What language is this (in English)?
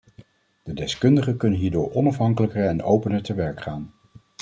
Dutch